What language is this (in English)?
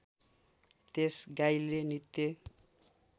Nepali